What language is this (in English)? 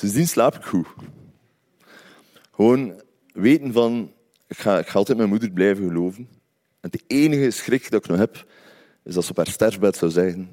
Dutch